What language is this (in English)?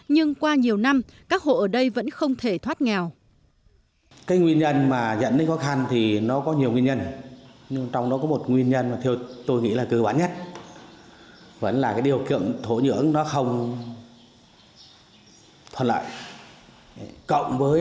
Vietnamese